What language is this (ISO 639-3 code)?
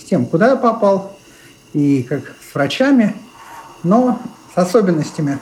rus